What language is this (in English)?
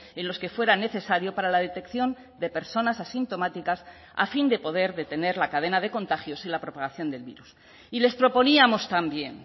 Spanish